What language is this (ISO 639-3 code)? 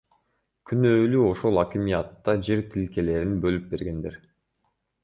kir